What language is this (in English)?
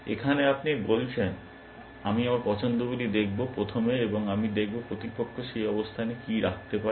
Bangla